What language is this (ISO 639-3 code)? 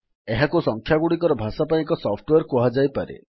ori